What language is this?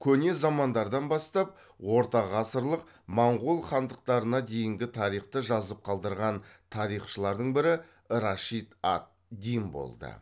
Kazakh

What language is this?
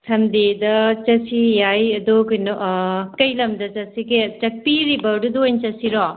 Manipuri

